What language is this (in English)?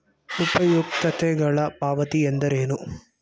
Kannada